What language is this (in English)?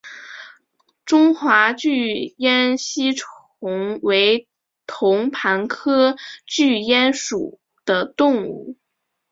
Chinese